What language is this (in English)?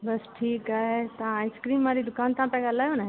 Sindhi